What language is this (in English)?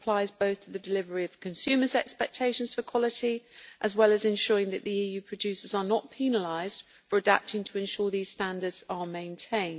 English